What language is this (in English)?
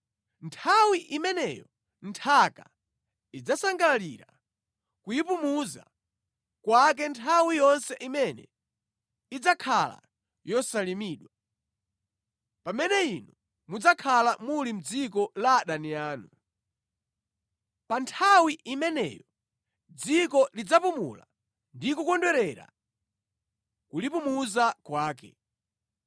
Nyanja